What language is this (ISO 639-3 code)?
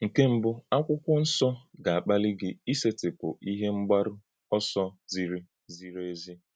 ibo